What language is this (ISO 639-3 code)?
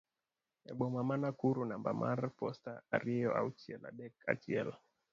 luo